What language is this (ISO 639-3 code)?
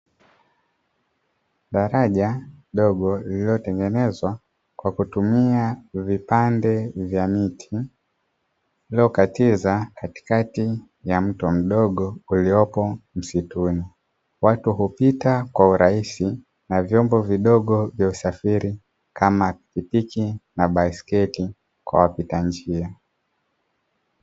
swa